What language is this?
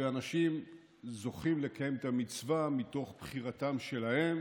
Hebrew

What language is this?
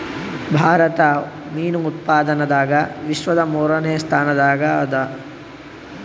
Kannada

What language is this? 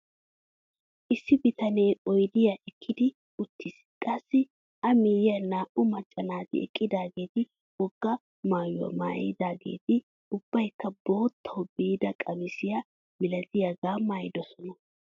Wolaytta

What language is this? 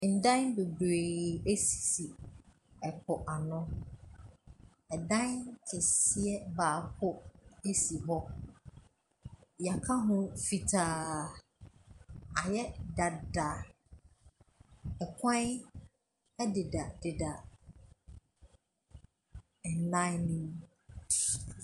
Akan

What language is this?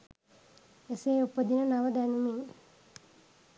Sinhala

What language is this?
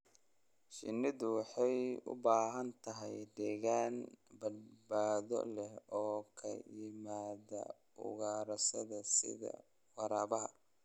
Somali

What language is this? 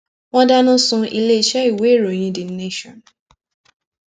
Yoruba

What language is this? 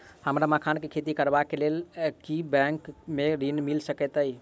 Maithili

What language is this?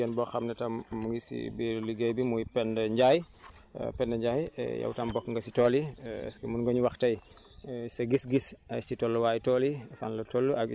Wolof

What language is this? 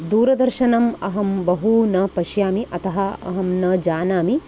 Sanskrit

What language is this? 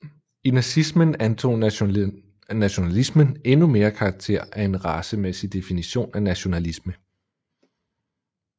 Danish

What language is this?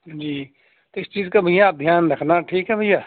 Urdu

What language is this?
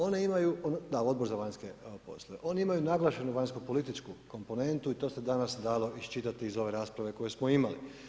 Croatian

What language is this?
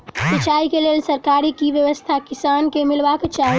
Maithili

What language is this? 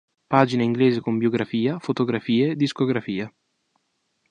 Italian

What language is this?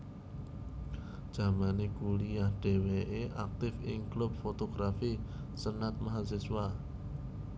Javanese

